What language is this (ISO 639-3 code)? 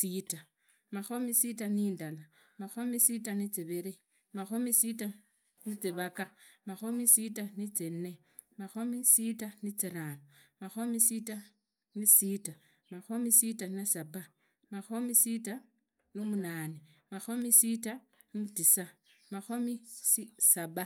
ida